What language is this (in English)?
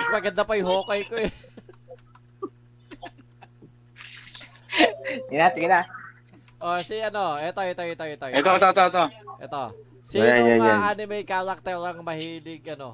Filipino